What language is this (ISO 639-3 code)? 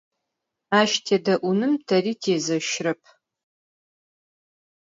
ady